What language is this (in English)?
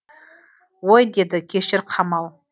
Kazakh